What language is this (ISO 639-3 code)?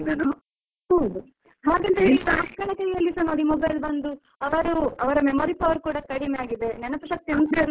kan